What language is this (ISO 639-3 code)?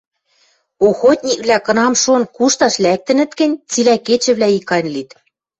mrj